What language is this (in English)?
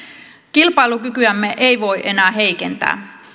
Finnish